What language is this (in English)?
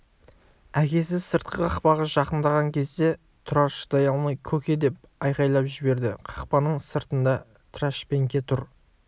Kazakh